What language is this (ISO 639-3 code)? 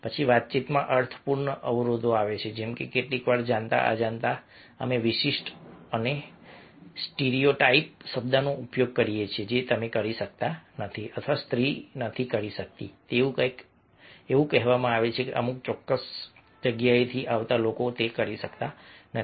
guj